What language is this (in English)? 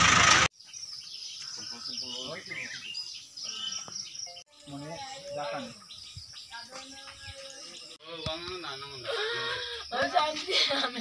Hindi